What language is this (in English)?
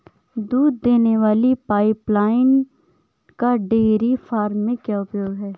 Hindi